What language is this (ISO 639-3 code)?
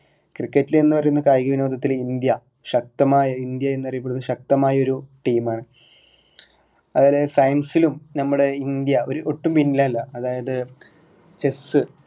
mal